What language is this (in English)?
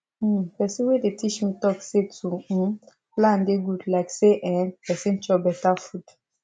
Nigerian Pidgin